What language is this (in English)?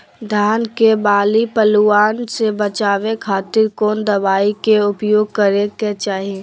Magahi